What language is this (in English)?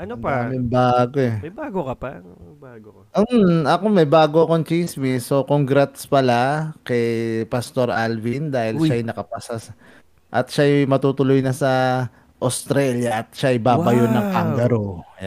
Filipino